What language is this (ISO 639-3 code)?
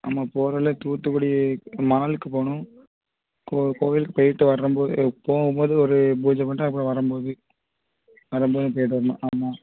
tam